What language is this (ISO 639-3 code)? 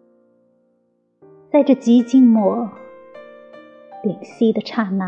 zho